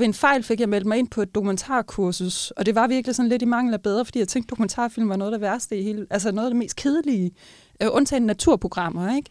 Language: Danish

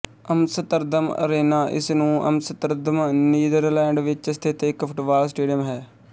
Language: Punjabi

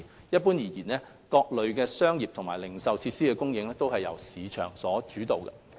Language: Cantonese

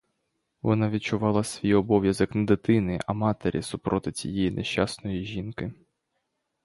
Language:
Ukrainian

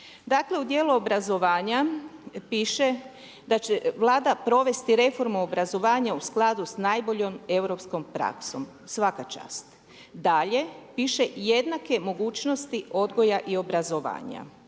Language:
Croatian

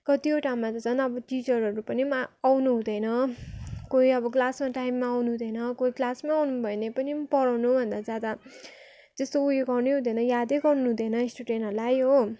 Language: Nepali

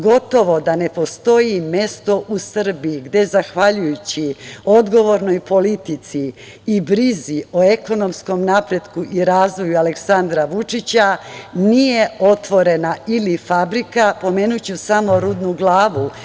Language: Serbian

